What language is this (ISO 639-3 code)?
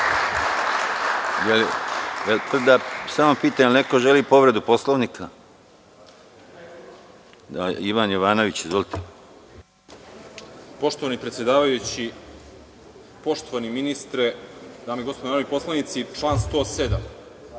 srp